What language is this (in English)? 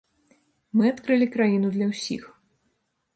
Belarusian